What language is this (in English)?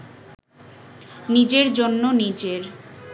Bangla